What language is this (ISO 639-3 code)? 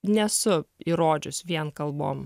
lit